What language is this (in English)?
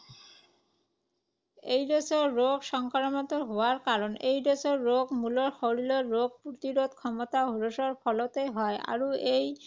Assamese